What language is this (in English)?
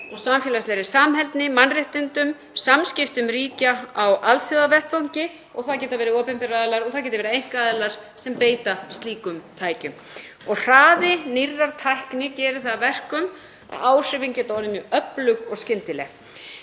Icelandic